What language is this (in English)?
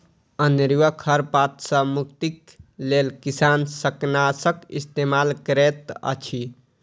Maithili